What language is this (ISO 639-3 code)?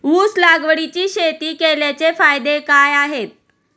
mar